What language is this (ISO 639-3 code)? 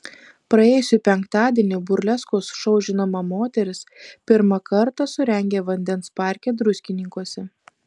lit